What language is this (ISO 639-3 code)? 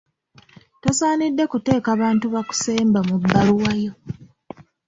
lug